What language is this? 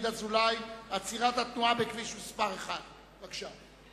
Hebrew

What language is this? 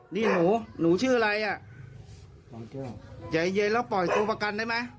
Thai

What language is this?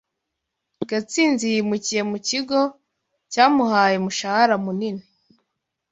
Kinyarwanda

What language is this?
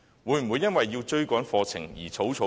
Cantonese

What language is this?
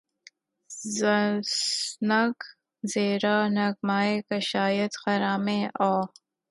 Urdu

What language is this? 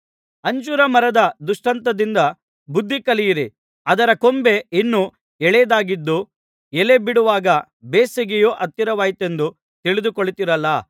Kannada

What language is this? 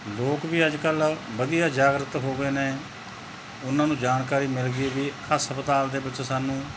Punjabi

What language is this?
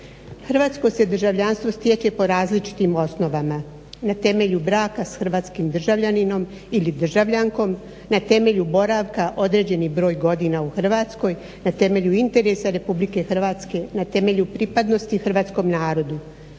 Croatian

